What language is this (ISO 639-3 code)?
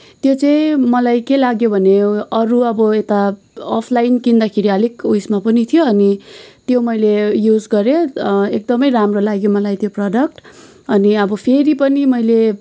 nep